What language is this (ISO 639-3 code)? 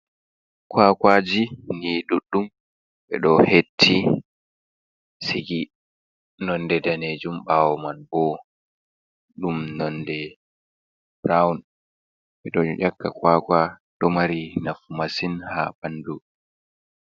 ful